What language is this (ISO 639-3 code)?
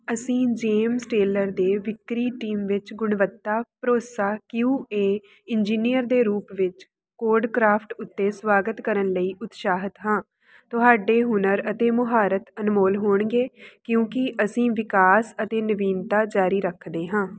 pan